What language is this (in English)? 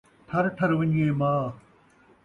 Saraiki